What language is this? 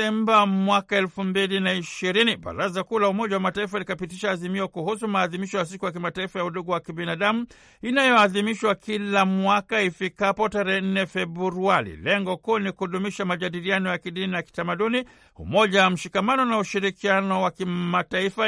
Swahili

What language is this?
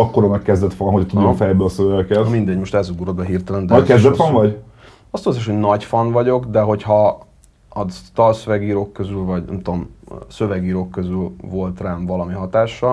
Hungarian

